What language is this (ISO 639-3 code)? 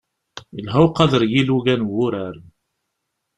kab